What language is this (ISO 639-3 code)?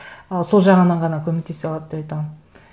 kaz